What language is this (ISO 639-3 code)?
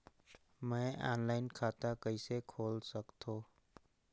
hne